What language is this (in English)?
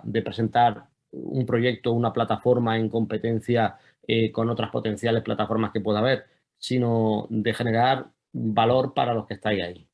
Spanish